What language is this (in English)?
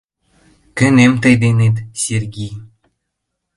Mari